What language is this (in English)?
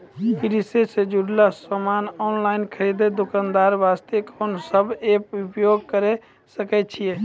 Maithili